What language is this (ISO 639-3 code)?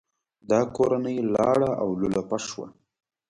pus